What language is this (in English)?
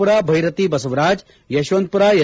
Kannada